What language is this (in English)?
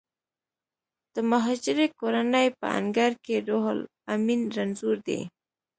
Pashto